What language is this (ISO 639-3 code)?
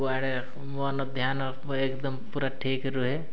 ori